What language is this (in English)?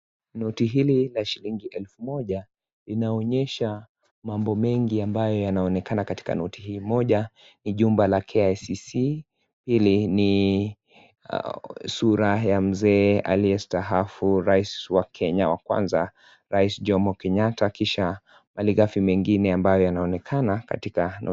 Swahili